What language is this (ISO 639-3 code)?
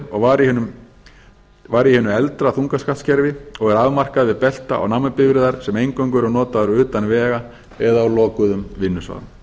isl